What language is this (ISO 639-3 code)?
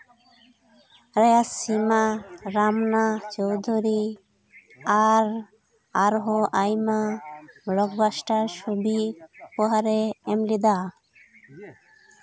sat